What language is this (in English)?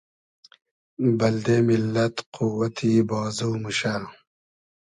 Hazaragi